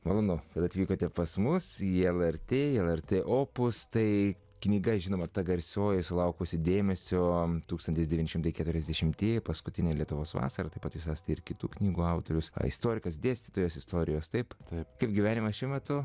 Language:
Lithuanian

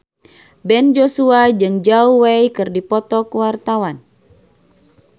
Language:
Sundanese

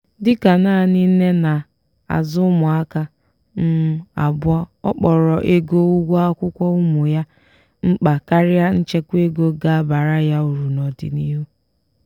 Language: Igbo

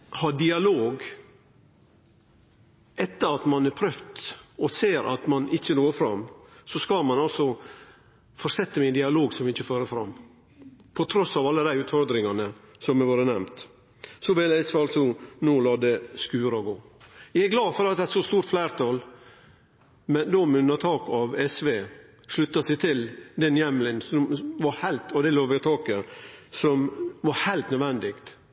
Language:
Norwegian Nynorsk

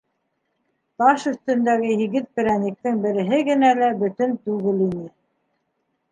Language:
Bashkir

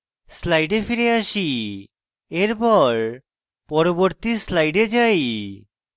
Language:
Bangla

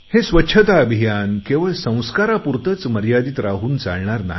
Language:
Marathi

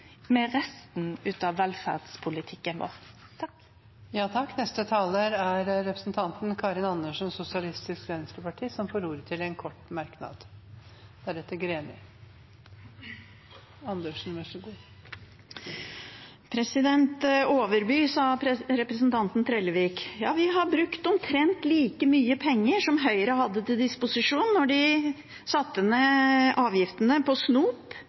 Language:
Norwegian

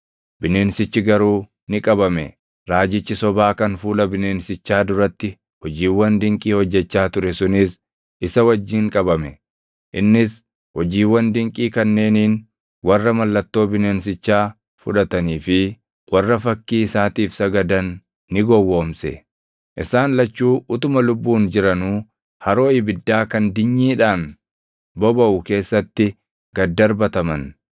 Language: Oromo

